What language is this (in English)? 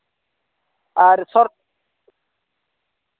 Santali